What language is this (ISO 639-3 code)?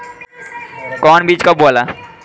bho